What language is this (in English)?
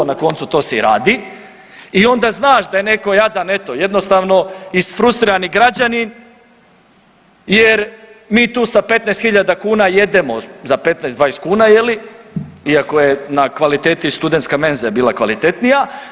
Croatian